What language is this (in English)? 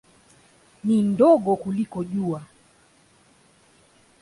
Swahili